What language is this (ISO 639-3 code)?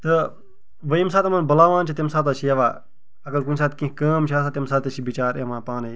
kas